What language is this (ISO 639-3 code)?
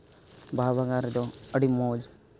sat